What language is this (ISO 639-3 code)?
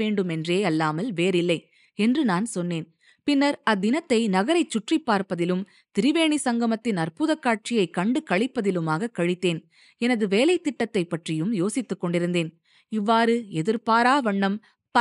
tam